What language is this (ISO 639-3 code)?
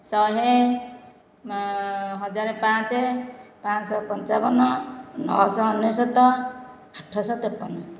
ori